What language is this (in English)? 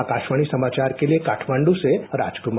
Hindi